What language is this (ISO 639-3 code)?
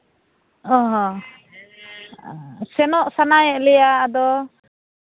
sat